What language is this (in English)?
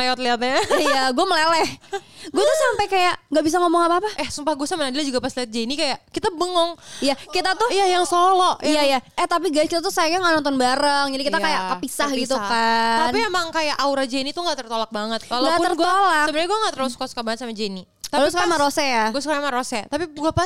Indonesian